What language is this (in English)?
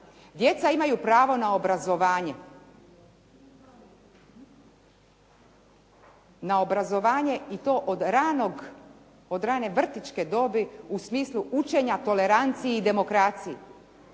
Croatian